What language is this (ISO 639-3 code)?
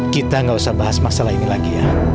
ind